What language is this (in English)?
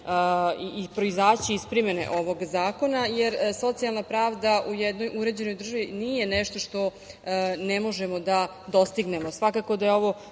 Serbian